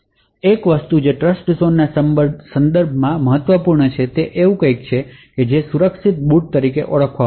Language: Gujarati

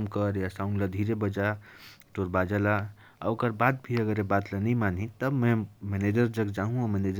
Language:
Korwa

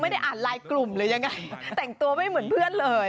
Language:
Thai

